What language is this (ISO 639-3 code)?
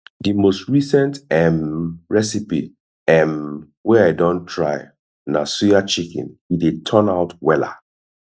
pcm